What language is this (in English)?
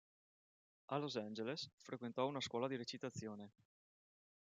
Italian